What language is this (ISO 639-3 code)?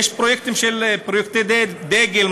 heb